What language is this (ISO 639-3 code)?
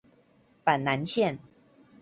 zho